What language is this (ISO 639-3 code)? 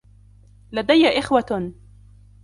ara